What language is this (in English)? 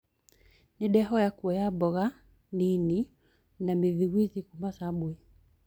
Kikuyu